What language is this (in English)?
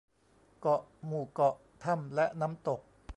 Thai